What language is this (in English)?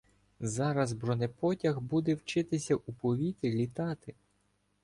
Ukrainian